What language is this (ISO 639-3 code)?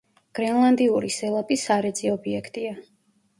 kat